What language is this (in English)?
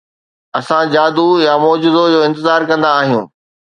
Sindhi